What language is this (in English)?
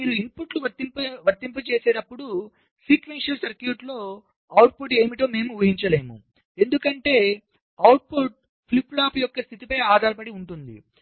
Telugu